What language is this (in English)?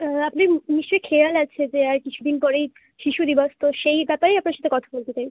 Bangla